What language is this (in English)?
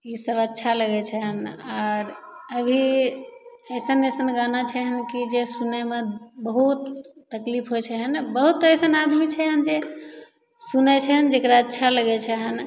Maithili